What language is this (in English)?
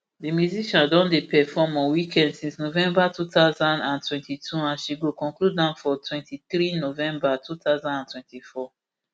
Nigerian Pidgin